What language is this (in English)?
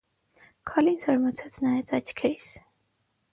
Armenian